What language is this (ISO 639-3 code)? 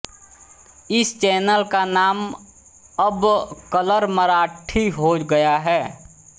hin